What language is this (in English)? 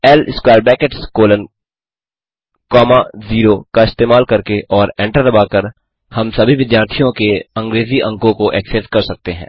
Hindi